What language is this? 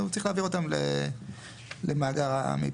Hebrew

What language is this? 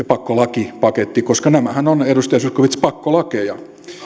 Finnish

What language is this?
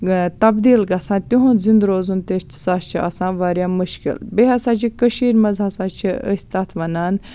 Kashmiri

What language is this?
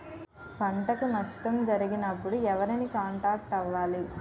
Telugu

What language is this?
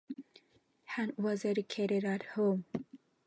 English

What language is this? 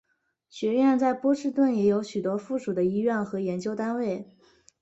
Chinese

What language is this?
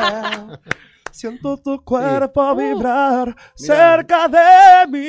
Spanish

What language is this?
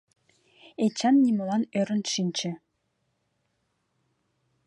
Mari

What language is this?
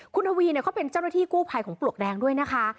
Thai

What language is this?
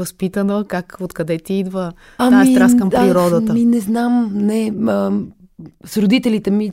Bulgarian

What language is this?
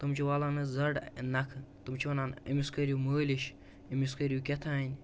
Kashmiri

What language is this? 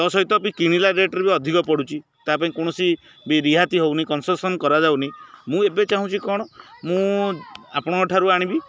Odia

